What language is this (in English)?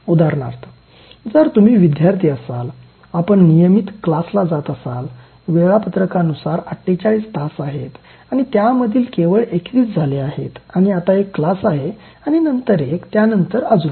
Marathi